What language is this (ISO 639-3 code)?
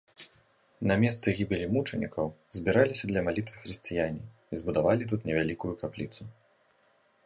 bel